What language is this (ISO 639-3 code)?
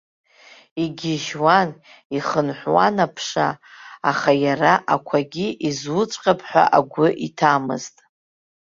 abk